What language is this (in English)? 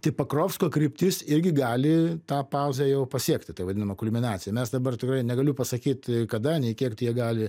Lithuanian